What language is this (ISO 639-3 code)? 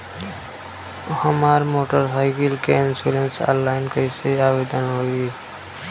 bho